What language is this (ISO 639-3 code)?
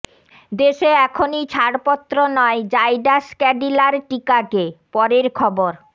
ben